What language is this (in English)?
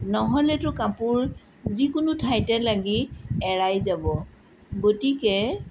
Assamese